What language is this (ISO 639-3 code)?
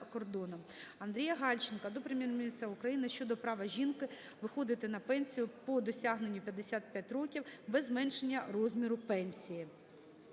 ukr